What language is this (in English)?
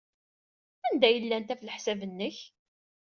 Kabyle